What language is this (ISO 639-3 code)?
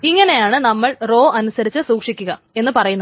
mal